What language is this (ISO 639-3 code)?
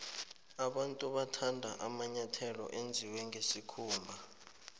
nbl